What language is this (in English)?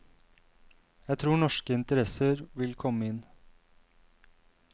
Norwegian